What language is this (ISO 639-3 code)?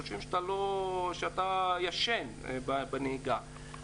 heb